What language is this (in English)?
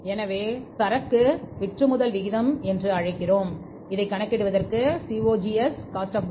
Tamil